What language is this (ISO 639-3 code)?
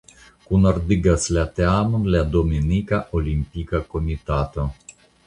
epo